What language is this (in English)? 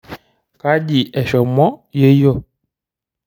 Masai